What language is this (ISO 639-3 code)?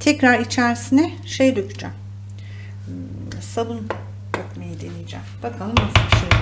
tur